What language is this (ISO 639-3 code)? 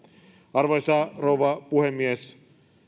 fin